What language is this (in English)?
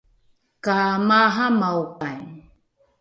Rukai